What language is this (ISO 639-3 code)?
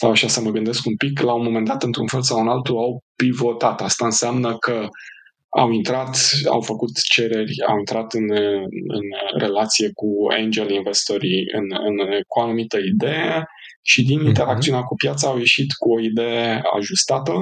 ron